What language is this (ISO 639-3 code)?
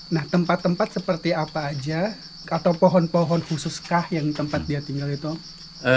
ind